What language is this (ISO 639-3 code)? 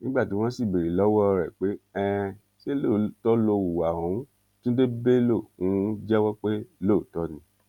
yor